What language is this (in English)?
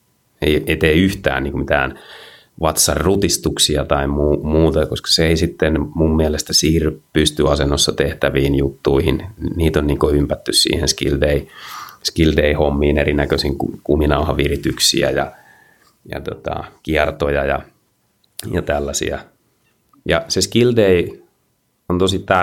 Finnish